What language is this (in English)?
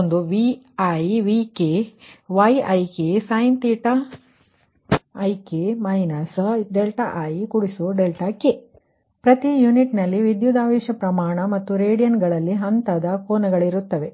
Kannada